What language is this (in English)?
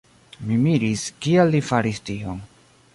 Esperanto